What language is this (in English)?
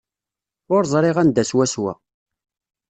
Kabyle